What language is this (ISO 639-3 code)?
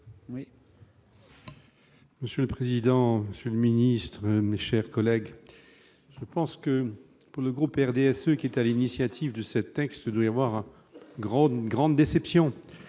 fra